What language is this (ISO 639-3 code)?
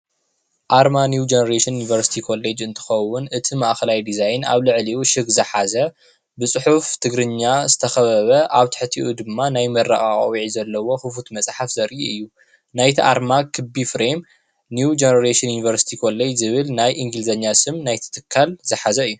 tir